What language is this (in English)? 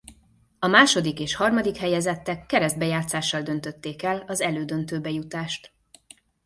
Hungarian